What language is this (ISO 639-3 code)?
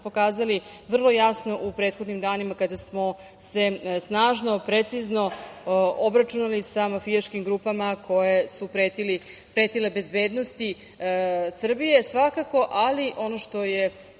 srp